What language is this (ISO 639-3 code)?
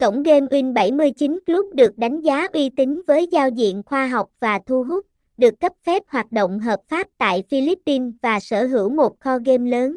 vie